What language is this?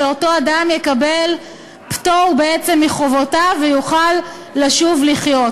Hebrew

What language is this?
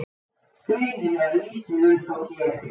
Icelandic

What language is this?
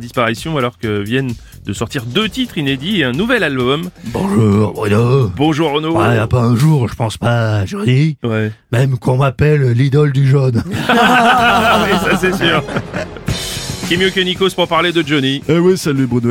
French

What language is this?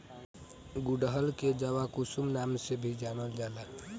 Bhojpuri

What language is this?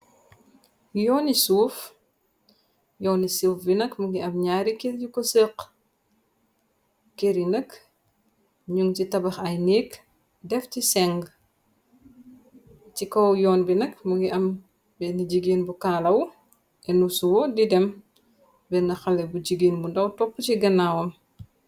Wolof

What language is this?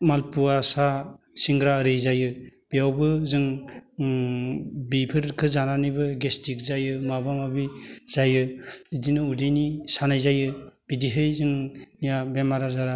Bodo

